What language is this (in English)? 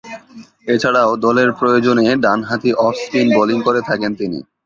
Bangla